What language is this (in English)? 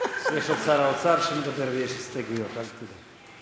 Hebrew